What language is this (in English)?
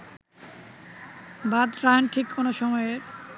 Bangla